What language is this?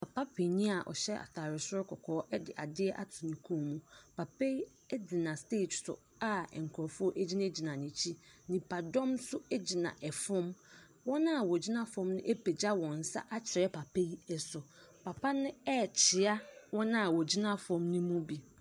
Akan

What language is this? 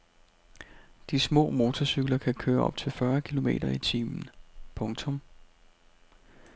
Danish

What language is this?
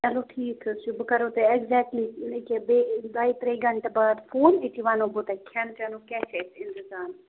Kashmiri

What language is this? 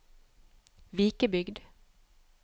Norwegian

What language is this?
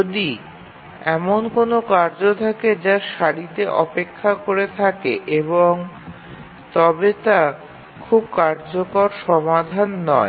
Bangla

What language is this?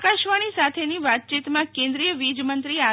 Gujarati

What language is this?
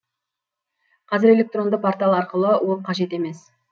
Kazakh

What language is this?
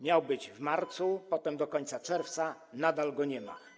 Polish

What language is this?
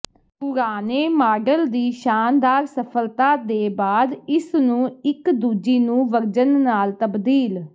Punjabi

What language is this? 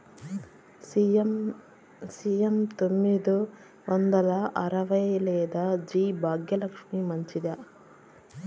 Telugu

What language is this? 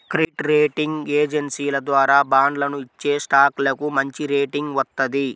Telugu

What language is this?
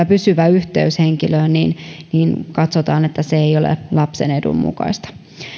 Finnish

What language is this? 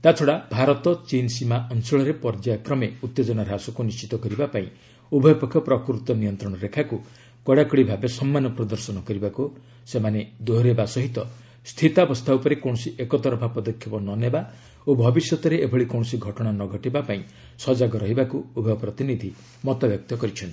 Odia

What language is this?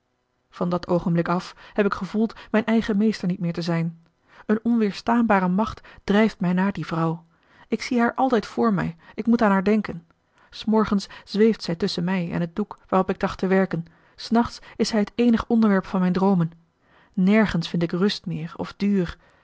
Dutch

